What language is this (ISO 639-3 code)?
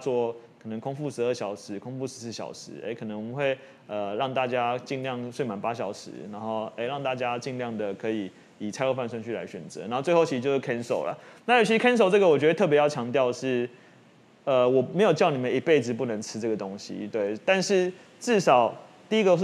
zho